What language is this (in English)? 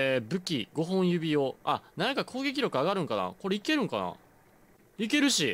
Japanese